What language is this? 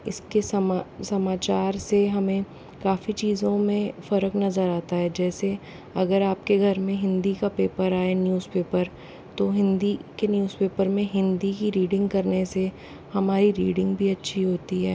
Hindi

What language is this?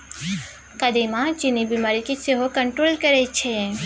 Maithili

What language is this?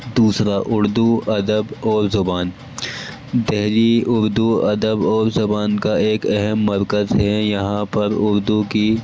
Urdu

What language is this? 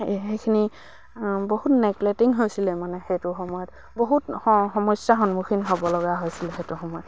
Assamese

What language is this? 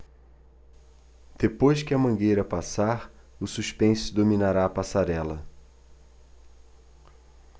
Portuguese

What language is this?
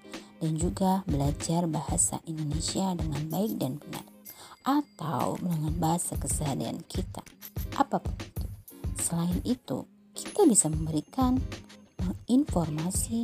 Indonesian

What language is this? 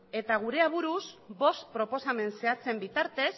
Basque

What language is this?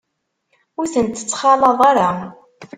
Kabyle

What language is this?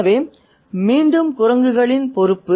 Tamil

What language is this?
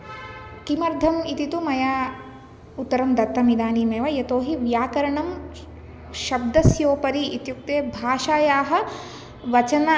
Sanskrit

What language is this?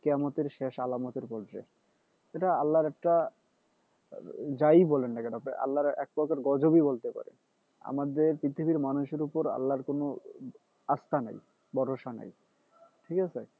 Bangla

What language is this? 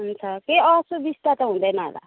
Nepali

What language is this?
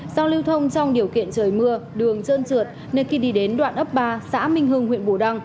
Vietnamese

